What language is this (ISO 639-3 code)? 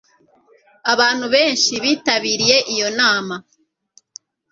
kin